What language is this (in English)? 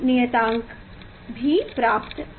Hindi